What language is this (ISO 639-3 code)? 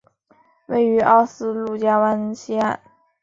zho